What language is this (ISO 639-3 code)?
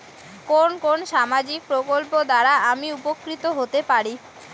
ben